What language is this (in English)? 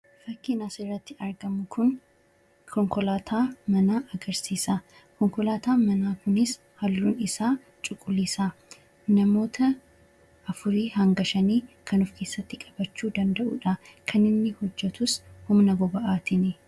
Oromo